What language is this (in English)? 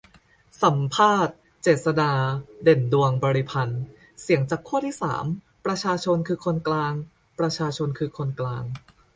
Thai